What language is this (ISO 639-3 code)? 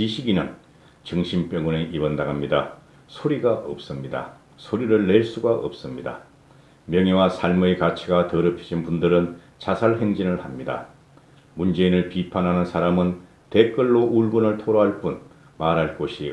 kor